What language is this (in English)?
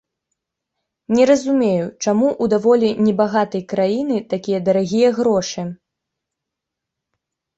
Belarusian